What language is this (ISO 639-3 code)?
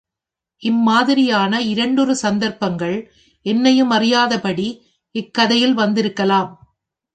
tam